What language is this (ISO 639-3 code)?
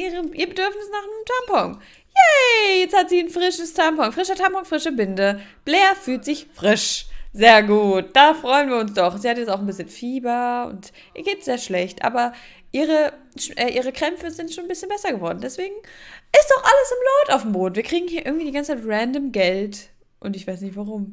deu